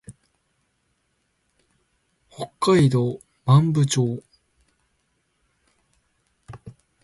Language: Japanese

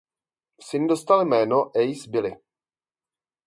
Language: Czech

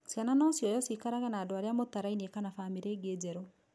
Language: Kikuyu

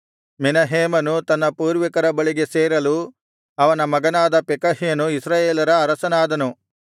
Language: Kannada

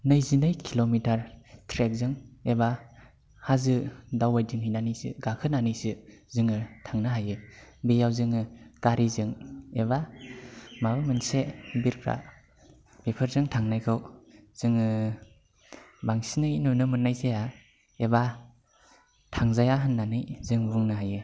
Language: Bodo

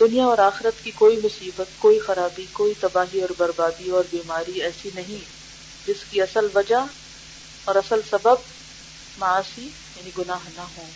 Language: Urdu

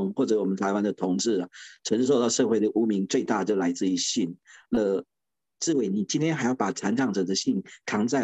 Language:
Chinese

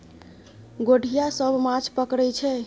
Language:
Maithili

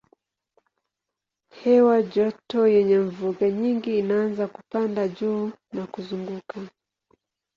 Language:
Swahili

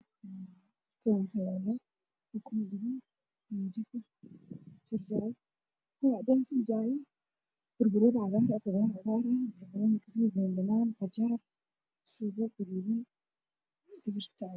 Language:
Somali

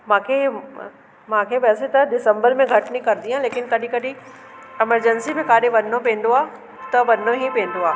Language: Sindhi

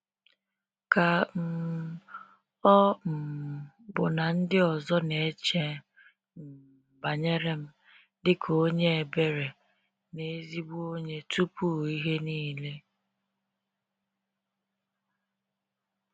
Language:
Igbo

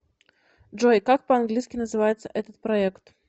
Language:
Russian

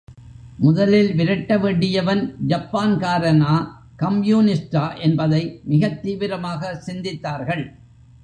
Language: Tamil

